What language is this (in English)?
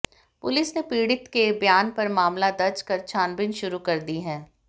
Hindi